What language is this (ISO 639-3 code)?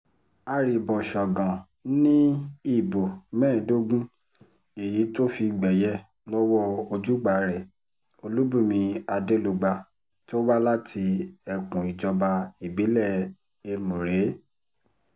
yor